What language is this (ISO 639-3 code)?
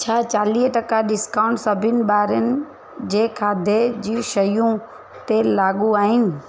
snd